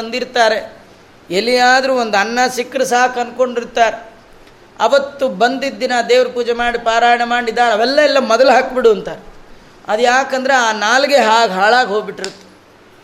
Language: Kannada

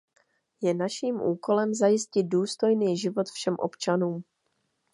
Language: Czech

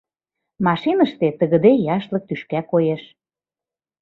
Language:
Mari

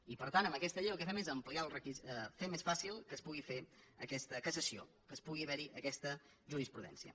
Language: Catalan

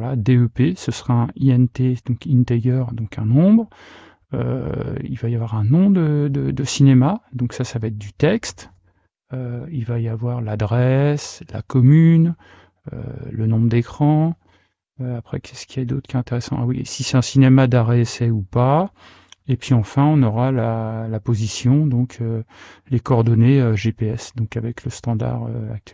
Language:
French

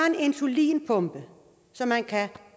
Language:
Danish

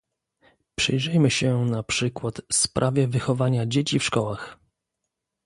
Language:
Polish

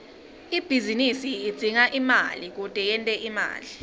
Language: Swati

